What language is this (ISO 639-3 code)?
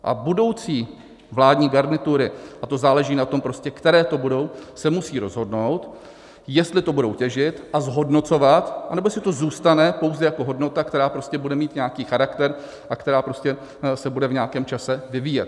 ces